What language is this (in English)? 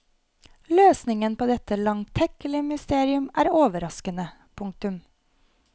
Norwegian